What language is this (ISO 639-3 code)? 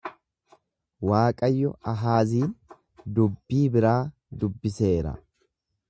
orm